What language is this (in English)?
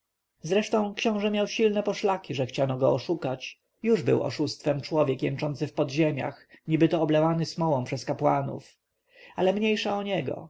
Polish